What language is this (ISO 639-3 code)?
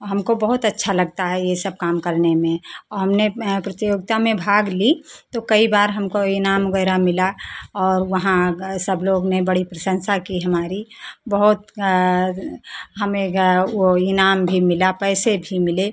hin